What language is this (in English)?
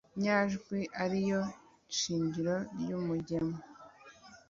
Kinyarwanda